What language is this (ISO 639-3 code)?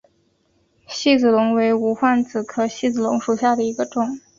zho